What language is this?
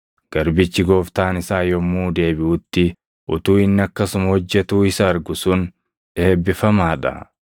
Oromo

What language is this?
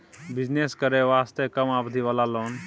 Maithili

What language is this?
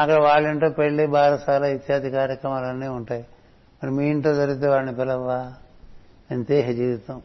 Telugu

